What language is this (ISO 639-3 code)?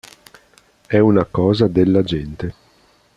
ita